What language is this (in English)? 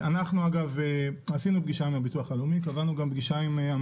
Hebrew